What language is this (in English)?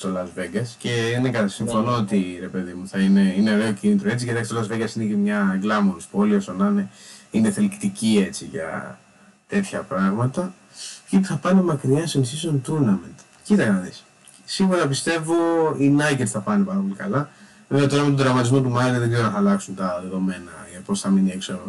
Greek